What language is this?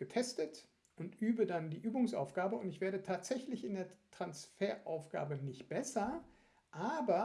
German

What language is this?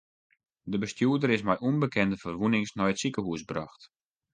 Western Frisian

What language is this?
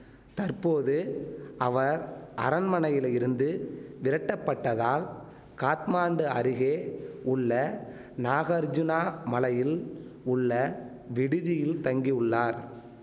Tamil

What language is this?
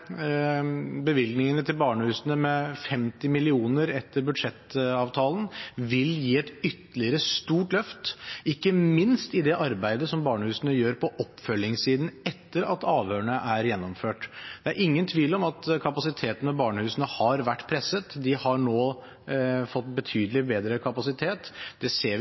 Norwegian Bokmål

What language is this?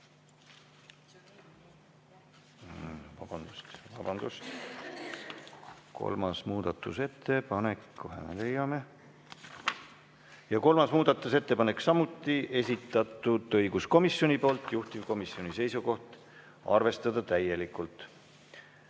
Estonian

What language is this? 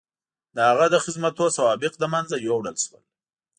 Pashto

